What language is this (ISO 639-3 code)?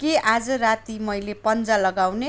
nep